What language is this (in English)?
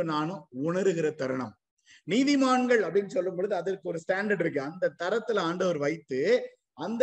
Tamil